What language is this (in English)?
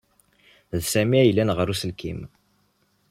Kabyle